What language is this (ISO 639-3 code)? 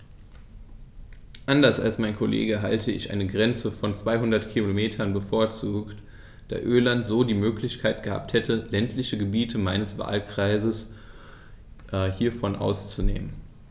deu